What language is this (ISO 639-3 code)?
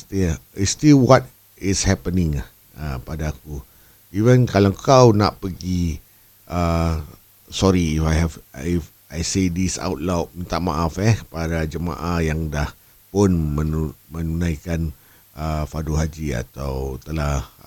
msa